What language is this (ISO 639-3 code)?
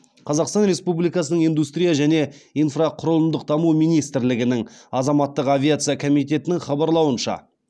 kaz